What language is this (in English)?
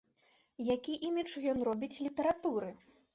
Belarusian